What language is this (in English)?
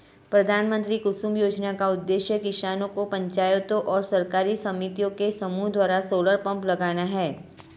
Hindi